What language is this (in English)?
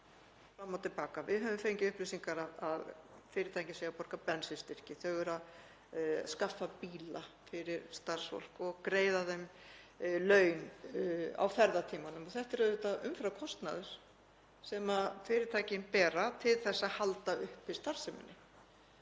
Icelandic